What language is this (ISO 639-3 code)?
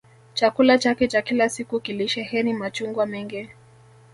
swa